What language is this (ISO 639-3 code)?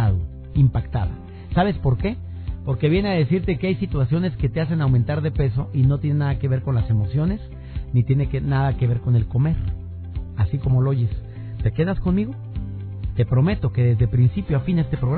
spa